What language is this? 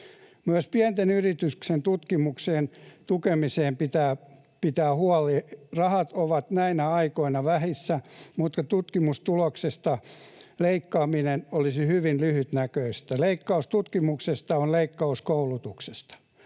Finnish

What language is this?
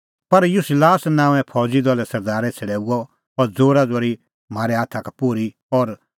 Kullu Pahari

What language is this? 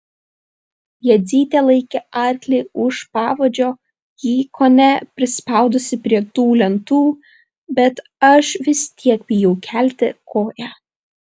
Lithuanian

